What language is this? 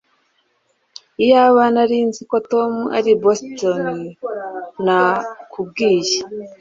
Kinyarwanda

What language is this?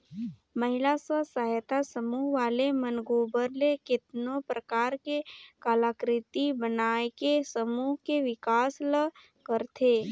Chhattisgarhi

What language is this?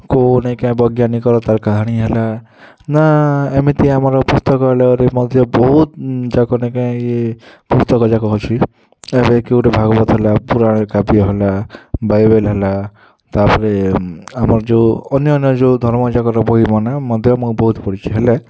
Odia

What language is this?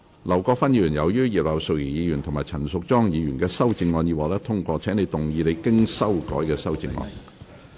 Cantonese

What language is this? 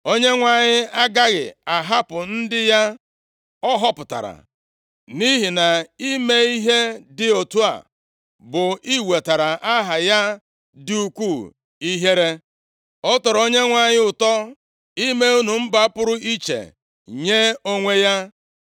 Igbo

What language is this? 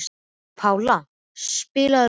Icelandic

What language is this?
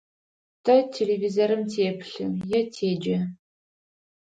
Adyghe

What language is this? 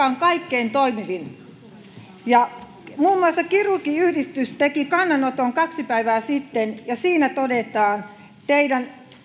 Finnish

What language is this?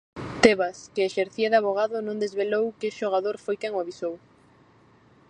Galician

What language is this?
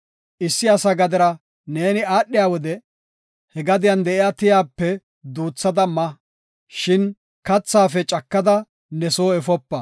Gofa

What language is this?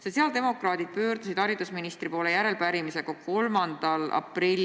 Estonian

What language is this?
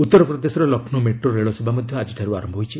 Odia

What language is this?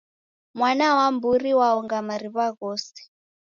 Taita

